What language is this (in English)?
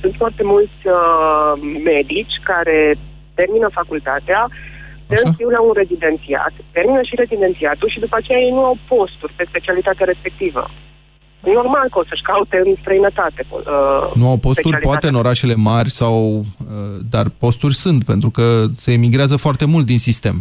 Romanian